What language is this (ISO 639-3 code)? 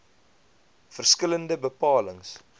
afr